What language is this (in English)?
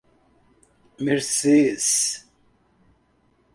Portuguese